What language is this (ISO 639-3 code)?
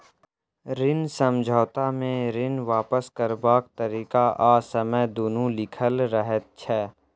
mai